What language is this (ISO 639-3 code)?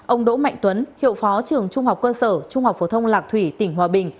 vie